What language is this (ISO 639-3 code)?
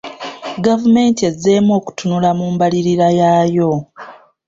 lug